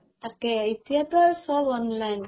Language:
Assamese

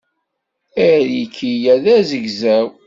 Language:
Kabyle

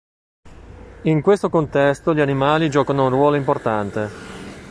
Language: Italian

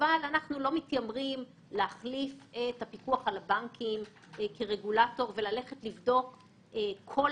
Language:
Hebrew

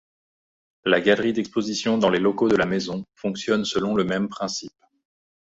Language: French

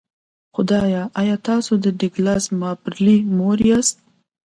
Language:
Pashto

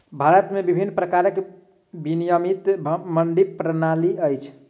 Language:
Maithili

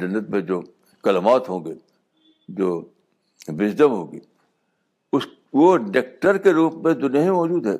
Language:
Urdu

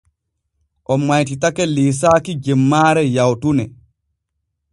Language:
Borgu Fulfulde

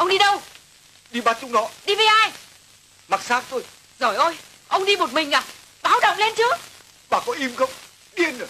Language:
Vietnamese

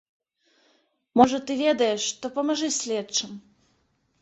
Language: Belarusian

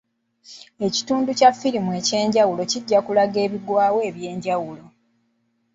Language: Ganda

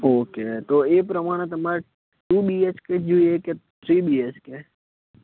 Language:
Gujarati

